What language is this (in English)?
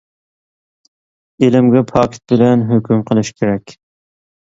Uyghur